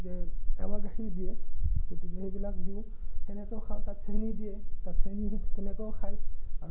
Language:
Assamese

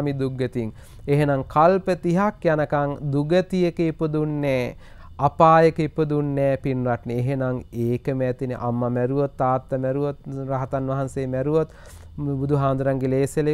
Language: Turkish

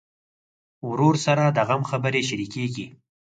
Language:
Pashto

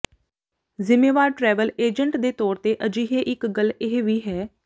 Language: Punjabi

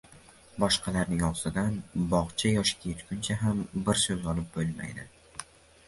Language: Uzbek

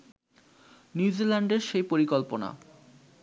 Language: Bangla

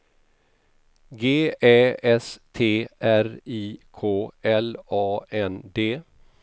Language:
Swedish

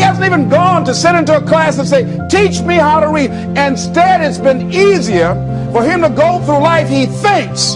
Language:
English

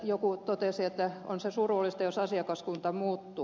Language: Finnish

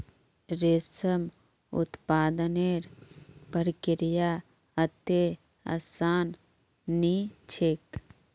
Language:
Magahi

